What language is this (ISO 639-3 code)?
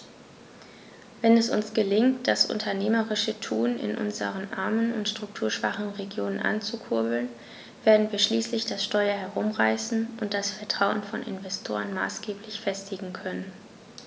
deu